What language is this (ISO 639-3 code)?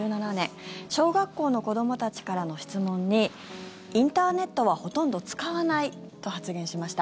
jpn